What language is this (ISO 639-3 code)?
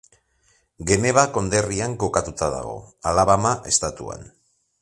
eus